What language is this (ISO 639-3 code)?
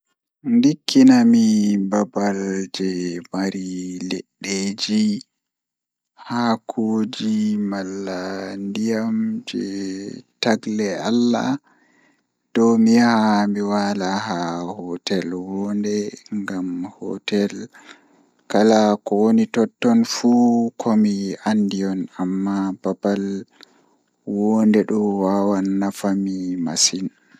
ful